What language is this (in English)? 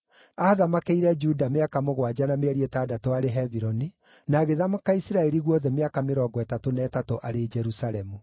Kikuyu